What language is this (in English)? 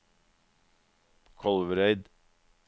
Norwegian